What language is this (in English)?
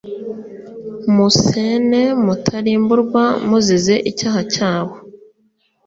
Kinyarwanda